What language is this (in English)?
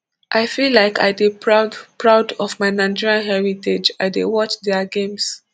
Nigerian Pidgin